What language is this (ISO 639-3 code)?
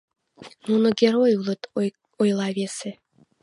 chm